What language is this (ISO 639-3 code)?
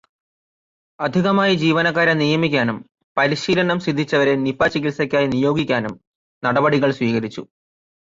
mal